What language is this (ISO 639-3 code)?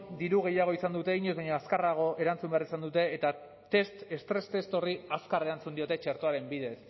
eus